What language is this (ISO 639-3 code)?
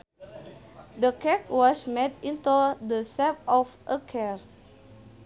sun